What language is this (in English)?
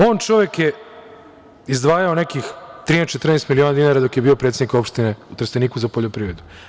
Serbian